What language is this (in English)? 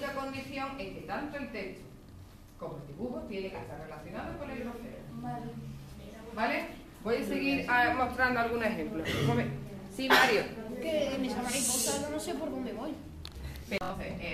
Spanish